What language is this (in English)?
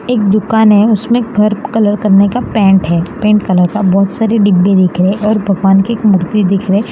Hindi